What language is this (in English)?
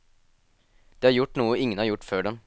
Norwegian